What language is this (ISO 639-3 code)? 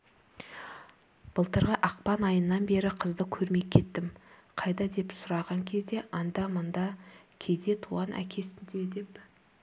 kaz